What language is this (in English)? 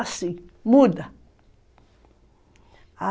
Portuguese